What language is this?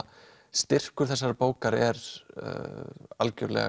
Icelandic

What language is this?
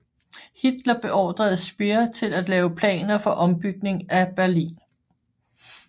Danish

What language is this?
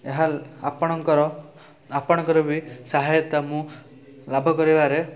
Odia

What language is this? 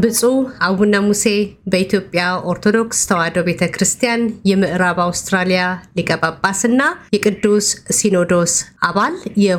Amharic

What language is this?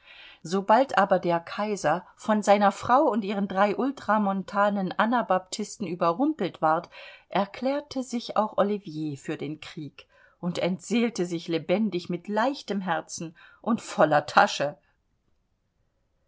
German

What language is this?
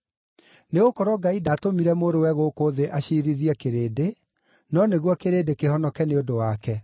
Kikuyu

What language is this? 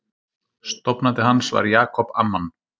Icelandic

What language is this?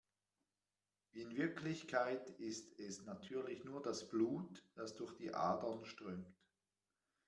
German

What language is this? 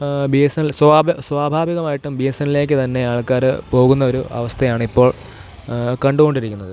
Malayalam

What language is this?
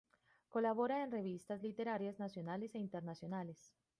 Spanish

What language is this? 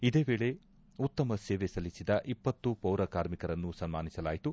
Kannada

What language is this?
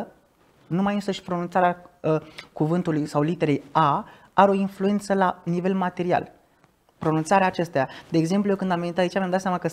Romanian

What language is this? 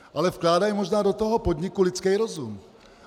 Czech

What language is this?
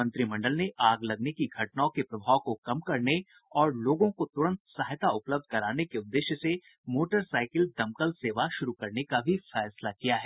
Hindi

